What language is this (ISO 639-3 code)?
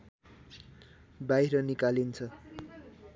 nep